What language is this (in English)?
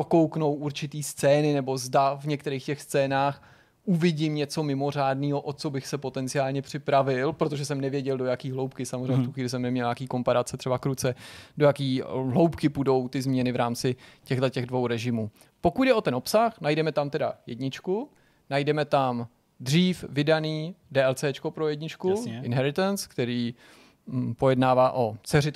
Czech